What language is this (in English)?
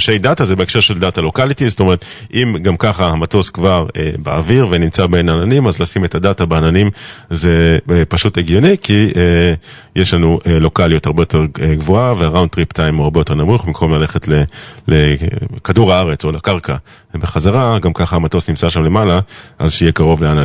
Hebrew